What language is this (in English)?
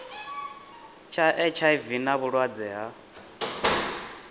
Venda